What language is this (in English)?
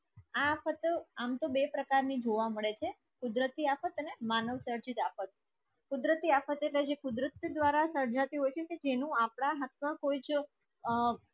Gujarati